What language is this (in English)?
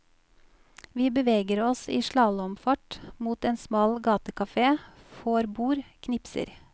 Norwegian